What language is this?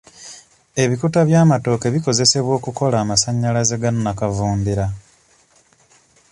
Ganda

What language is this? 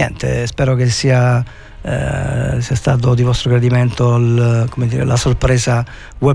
Italian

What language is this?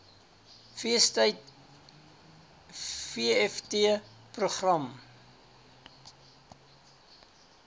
Afrikaans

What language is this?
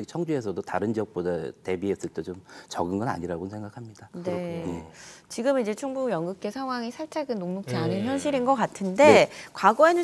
Korean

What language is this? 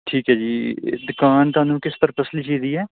Punjabi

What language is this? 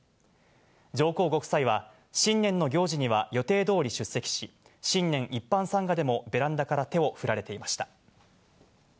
Japanese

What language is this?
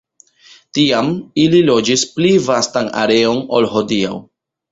Esperanto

